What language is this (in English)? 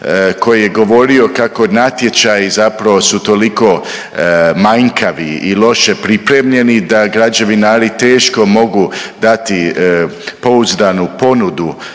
Croatian